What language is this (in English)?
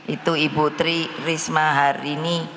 Indonesian